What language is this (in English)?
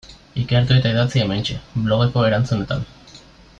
Basque